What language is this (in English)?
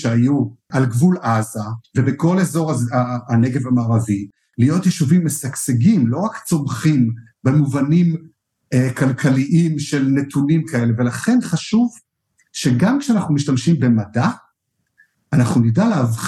Hebrew